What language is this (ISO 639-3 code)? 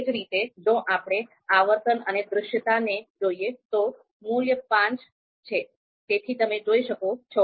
guj